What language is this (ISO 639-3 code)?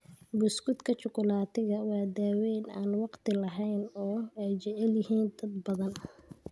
som